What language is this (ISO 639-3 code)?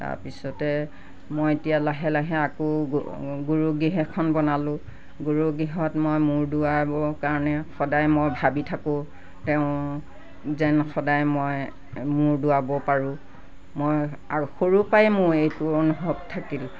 asm